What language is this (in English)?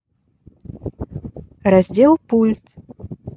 Russian